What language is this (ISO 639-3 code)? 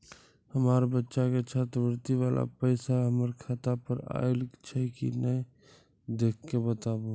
mai